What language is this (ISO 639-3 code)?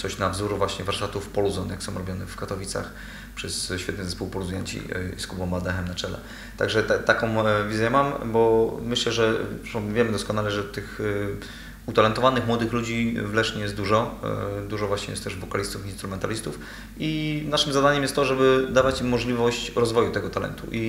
pol